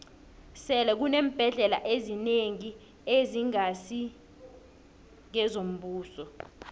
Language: South Ndebele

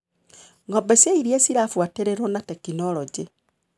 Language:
Kikuyu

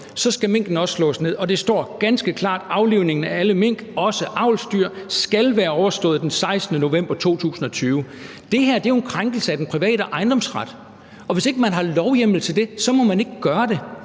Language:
Danish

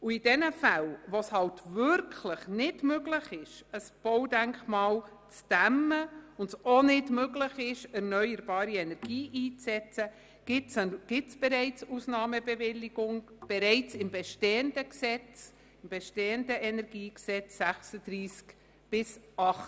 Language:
Swiss German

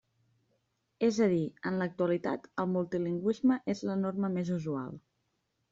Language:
Catalan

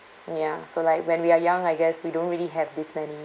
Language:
English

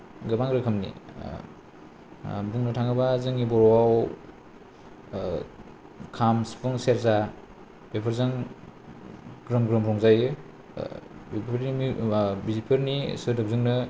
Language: Bodo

